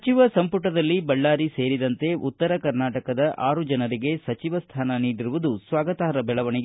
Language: Kannada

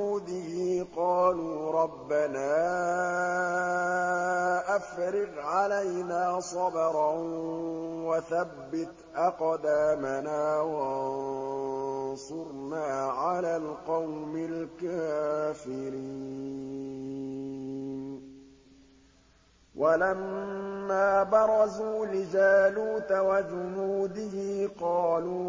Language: Arabic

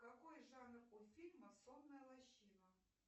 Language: Russian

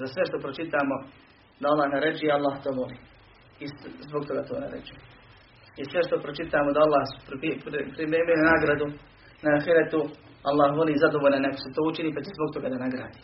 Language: Croatian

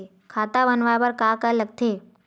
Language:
Chhattisgarhi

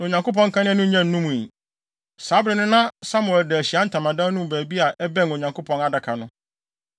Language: Akan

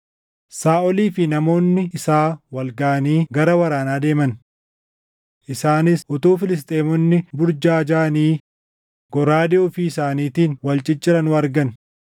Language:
Oromo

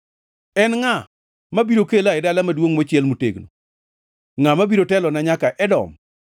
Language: Luo (Kenya and Tanzania)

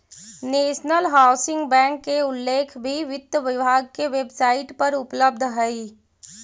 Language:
Magahi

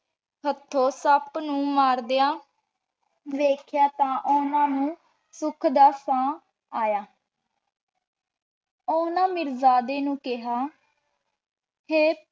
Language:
Punjabi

